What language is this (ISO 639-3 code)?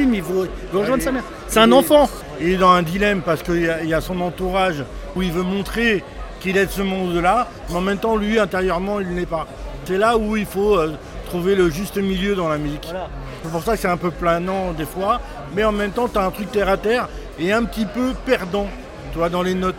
fra